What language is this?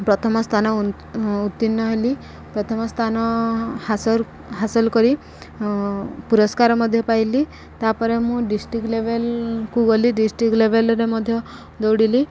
Odia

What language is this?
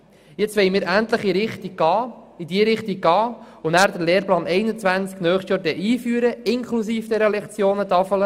Swiss German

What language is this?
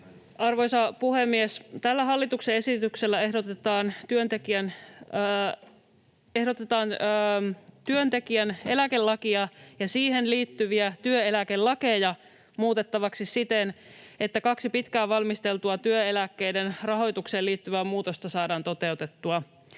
Finnish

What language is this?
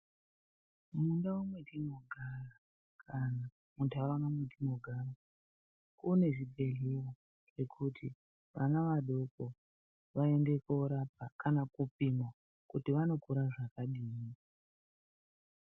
Ndau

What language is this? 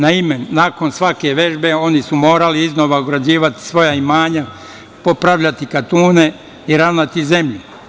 Serbian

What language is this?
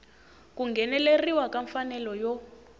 Tsonga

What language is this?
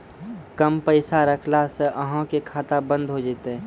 Maithili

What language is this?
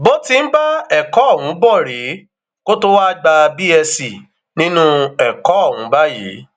Yoruba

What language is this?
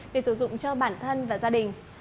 Vietnamese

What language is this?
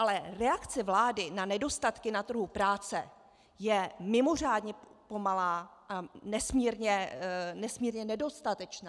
Czech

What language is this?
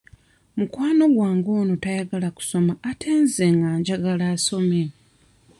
Ganda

